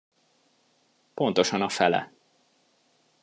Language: Hungarian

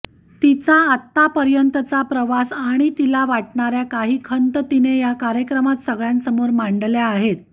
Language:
Marathi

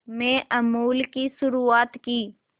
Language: Hindi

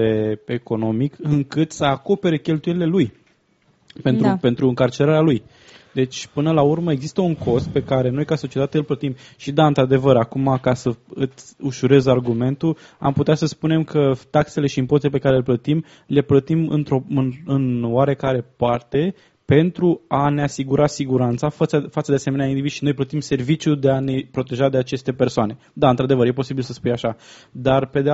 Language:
Romanian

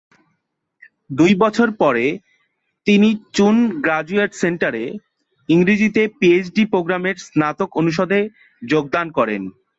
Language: Bangla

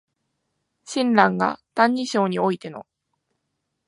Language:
Japanese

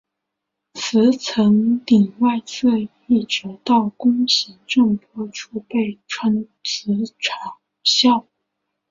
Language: Chinese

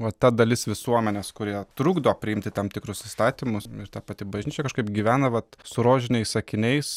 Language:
Lithuanian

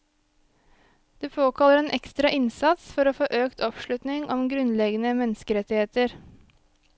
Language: Norwegian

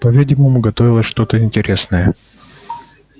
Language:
Russian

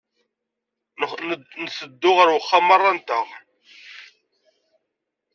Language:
Kabyle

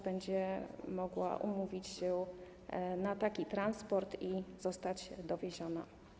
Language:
Polish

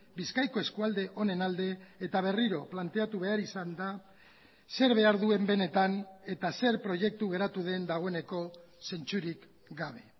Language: Basque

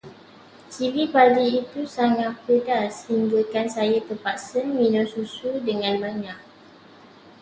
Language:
Malay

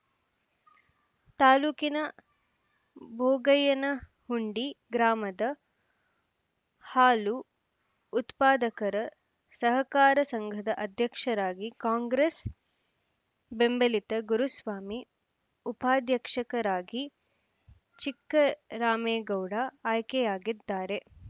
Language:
Kannada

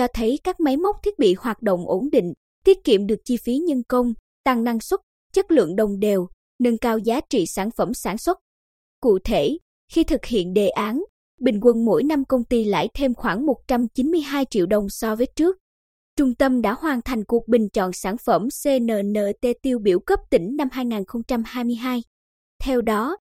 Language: Vietnamese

